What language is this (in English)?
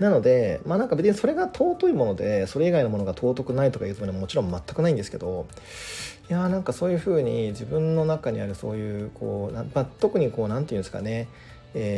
Japanese